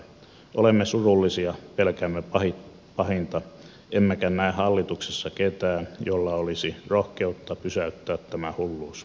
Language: Finnish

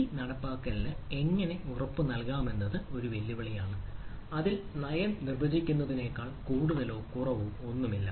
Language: Malayalam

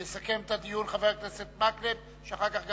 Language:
Hebrew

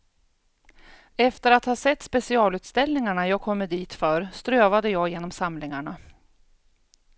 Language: Swedish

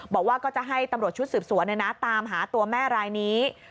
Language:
Thai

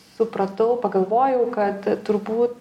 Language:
Lithuanian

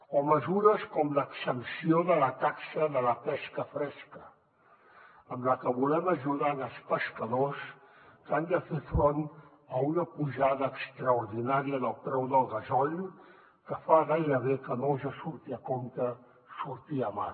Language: Catalan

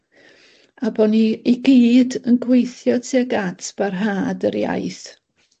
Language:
Welsh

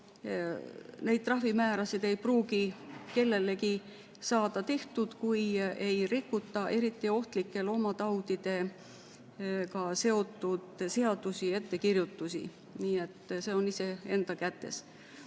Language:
Estonian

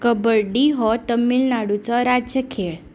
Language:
Konkani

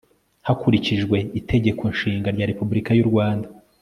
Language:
Kinyarwanda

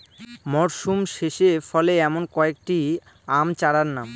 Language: Bangla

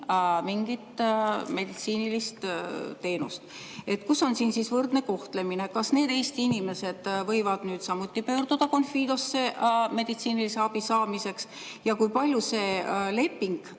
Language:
Estonian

